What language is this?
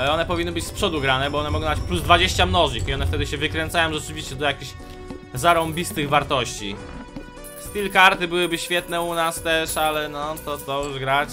Polish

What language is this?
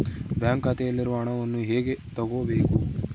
Kannada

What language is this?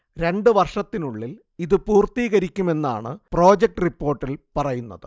Malayalam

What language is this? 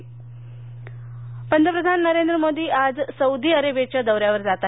Marathi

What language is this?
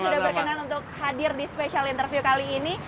Indonesian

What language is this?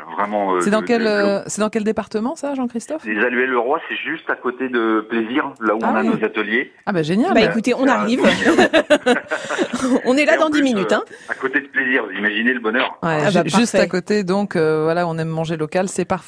French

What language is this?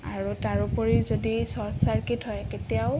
Assamese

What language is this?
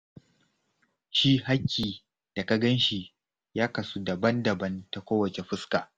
Hausa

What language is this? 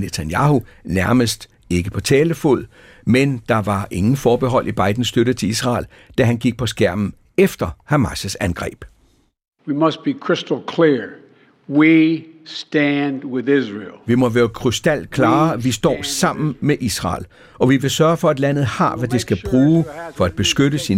Danish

